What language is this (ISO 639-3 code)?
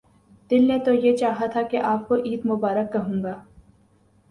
urd